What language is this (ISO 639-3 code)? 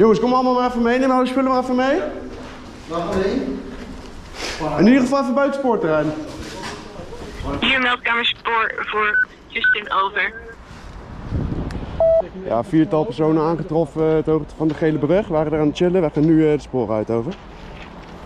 nld